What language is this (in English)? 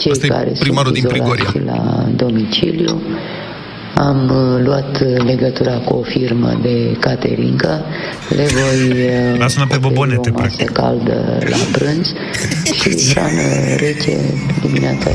Romanian